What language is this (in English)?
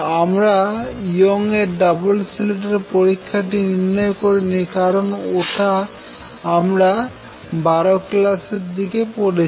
Bangla